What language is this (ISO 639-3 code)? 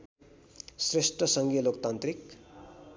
nep